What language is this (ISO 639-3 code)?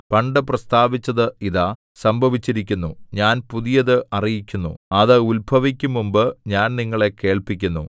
mal